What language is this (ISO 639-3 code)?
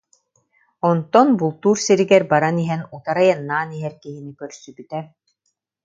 sah